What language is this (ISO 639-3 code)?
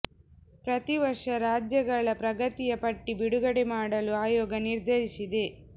kan